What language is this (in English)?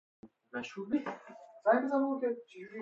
Persian